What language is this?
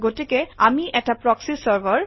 Assamese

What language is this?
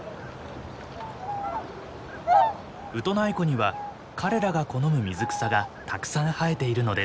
Japanese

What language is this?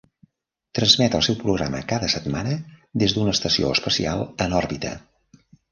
Catalan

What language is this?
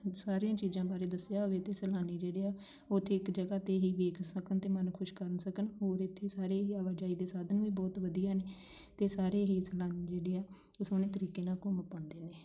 Punjabi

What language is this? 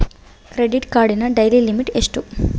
Kannada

